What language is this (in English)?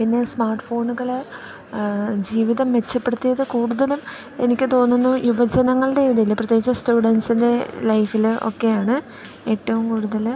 Malayalam